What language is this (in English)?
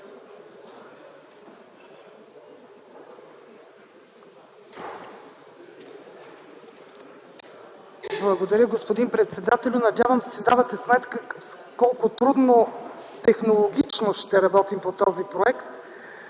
Bulgarian